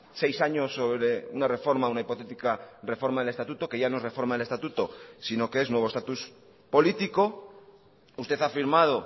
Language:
Spanish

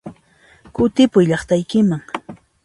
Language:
Puno Quechua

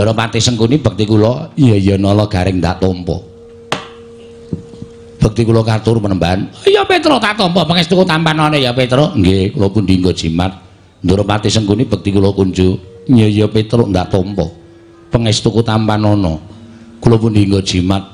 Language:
Indonesian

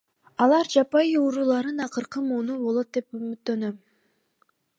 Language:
Kyrgyz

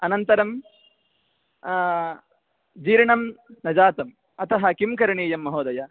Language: Sanskrit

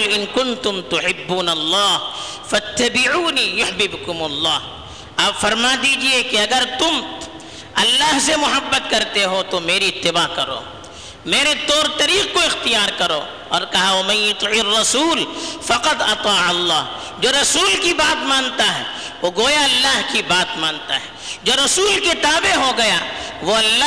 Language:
Urdu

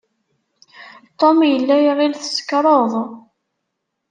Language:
Kabyle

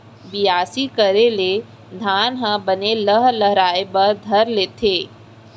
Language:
Chhattisgarhi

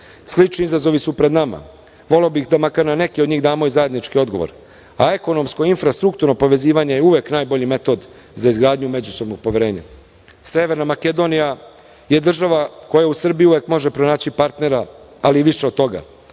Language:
Serbian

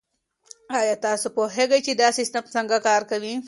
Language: Pashto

